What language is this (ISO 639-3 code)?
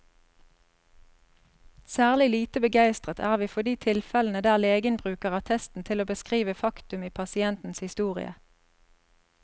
nor